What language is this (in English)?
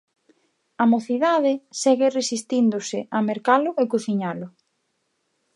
Galician